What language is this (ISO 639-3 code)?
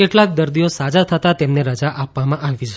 guj